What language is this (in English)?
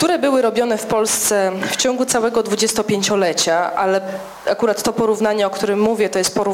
Polish